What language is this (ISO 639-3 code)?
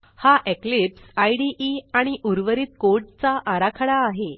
mar